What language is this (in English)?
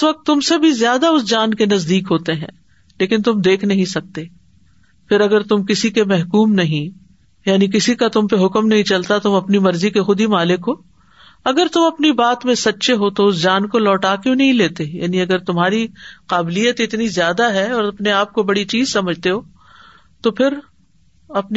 Urdu